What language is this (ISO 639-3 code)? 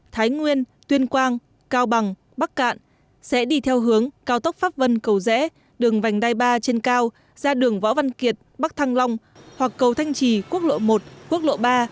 vie